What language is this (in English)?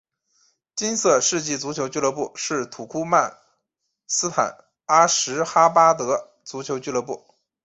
Chinese